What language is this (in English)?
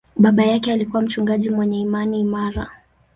Swahili